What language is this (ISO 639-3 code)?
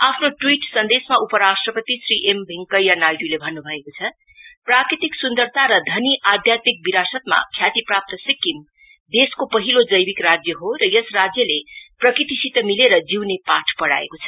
nep